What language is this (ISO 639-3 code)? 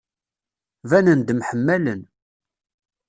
kab